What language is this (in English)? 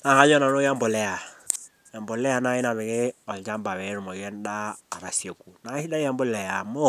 Masai